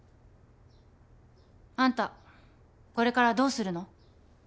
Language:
Japanese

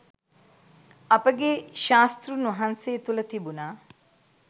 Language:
Sinhala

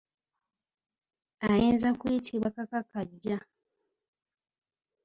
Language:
Ganda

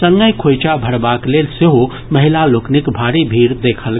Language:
Maithili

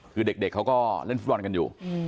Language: Thai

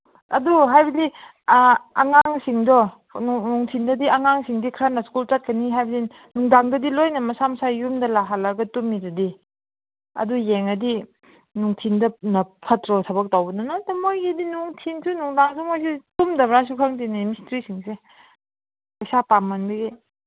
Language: Manipuri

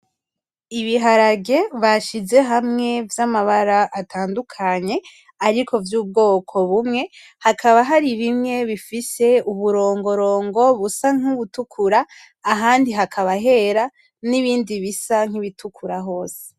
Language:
Rundi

